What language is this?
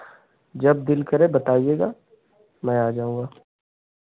Hindi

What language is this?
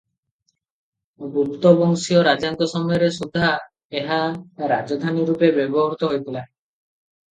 Odia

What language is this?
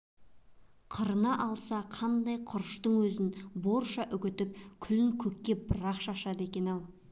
Kazakh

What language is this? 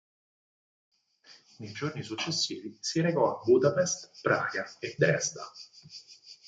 Italian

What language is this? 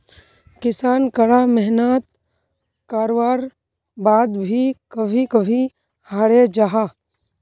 Magahi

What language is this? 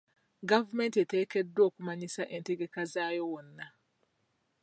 Ganda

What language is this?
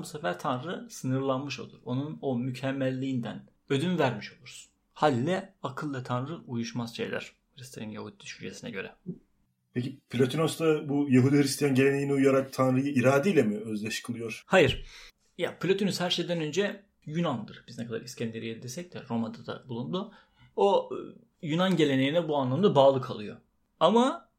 Turkish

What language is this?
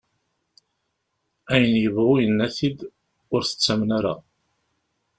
Kabyle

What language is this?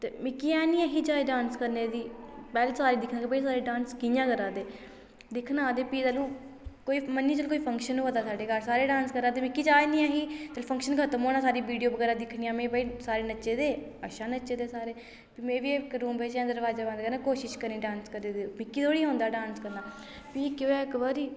Dogri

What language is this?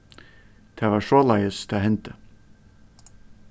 Faroese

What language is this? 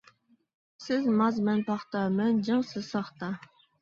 Uyghur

